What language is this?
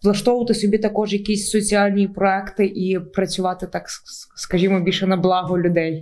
Ukrainian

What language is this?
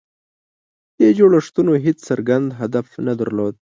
Pashto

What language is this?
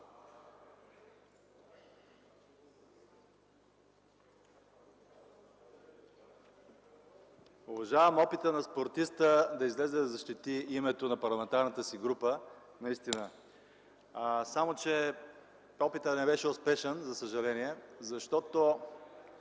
Bulgarian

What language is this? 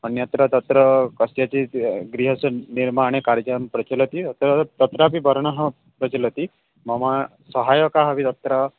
Sanskrit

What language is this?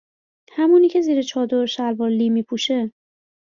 Persian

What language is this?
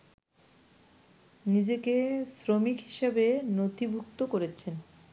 Bangla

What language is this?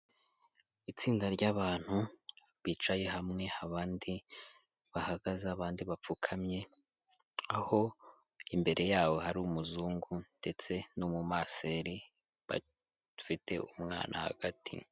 Kinyarwanda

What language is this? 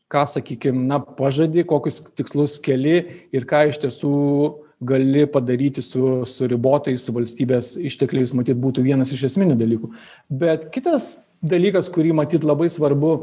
Lithuanian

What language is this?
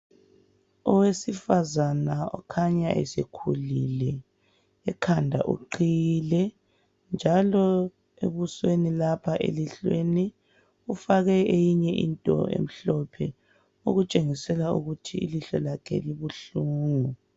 North Ndebele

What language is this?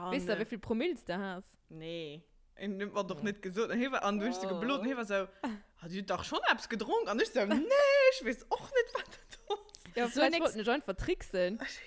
German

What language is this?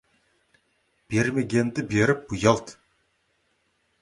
Kazakh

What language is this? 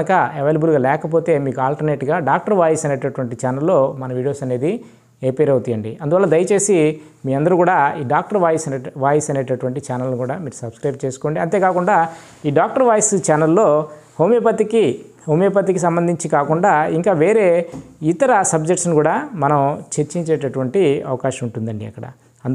Telugu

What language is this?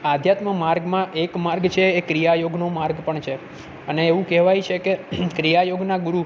Gujarati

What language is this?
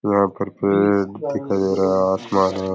Rajasthani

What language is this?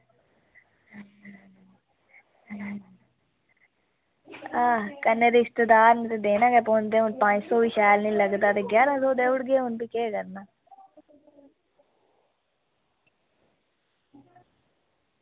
Dogri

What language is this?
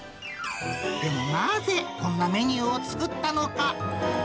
Japanese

